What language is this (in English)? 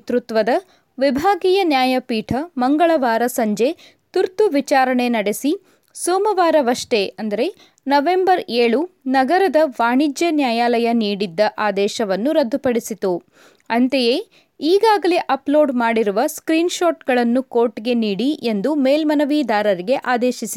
Kannada